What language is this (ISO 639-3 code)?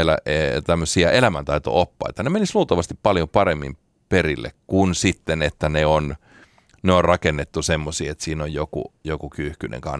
fin